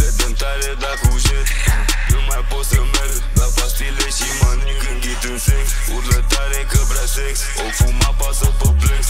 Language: Romanian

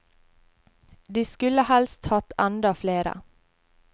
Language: Norwegian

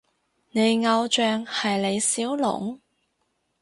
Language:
Cantonese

